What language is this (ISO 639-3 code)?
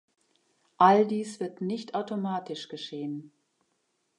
deu